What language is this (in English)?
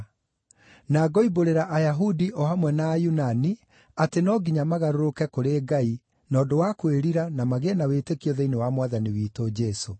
Kikuyu